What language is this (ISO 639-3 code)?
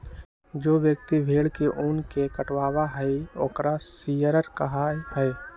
mag